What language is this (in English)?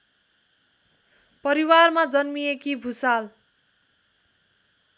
Nepali